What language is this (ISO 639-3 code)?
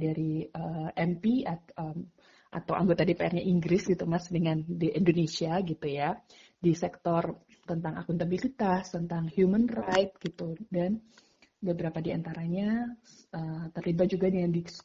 ind